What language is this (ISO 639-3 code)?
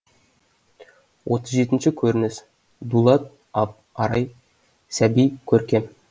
kaz